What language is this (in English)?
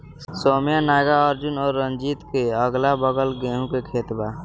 Bhojpuri